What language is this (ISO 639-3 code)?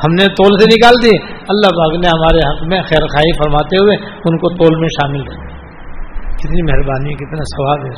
urd